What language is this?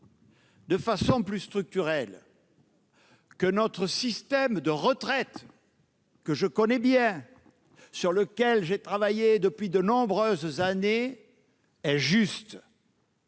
French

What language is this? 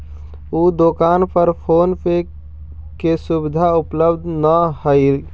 Magahi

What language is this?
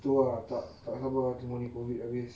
English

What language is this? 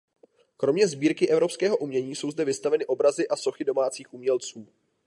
Czech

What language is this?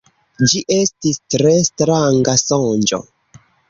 Esperanto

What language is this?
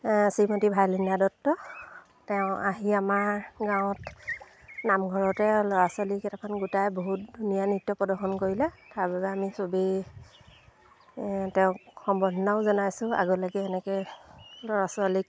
Assamese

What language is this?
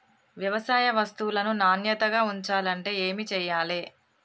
Telugu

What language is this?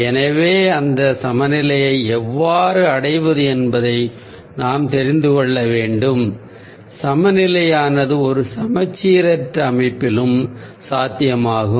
Tamil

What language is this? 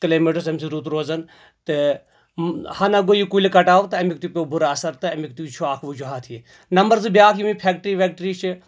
Kashmiri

